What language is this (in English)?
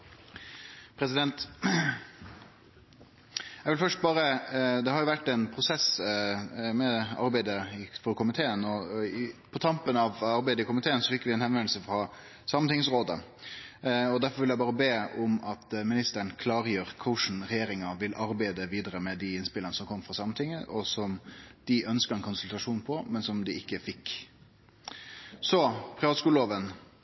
Norwegian Nynorsk